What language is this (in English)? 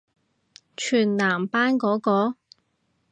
Cantonese